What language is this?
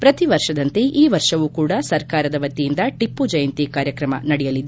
Kannada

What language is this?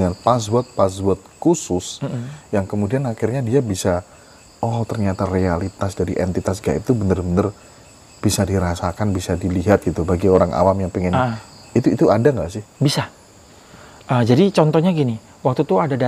Indonesian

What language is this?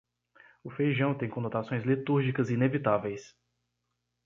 Portuguese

